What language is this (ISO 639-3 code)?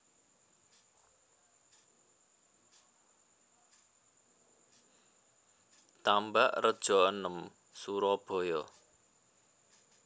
jav